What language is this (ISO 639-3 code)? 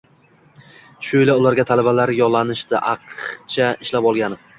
uzb